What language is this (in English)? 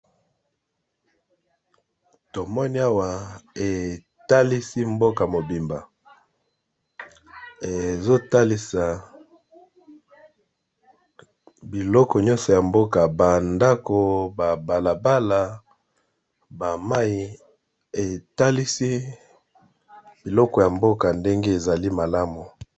Lingala